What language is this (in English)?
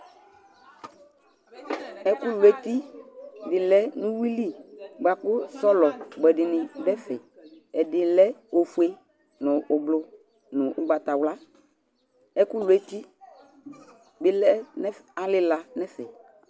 Ikposo